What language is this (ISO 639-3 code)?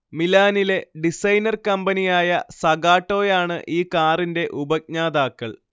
mal